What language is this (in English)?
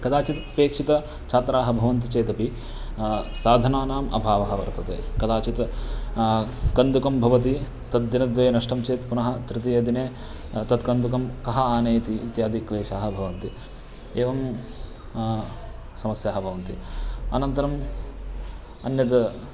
Sanskrit